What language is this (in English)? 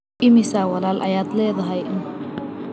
Somali